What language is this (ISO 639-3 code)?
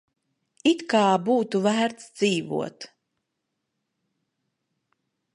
lav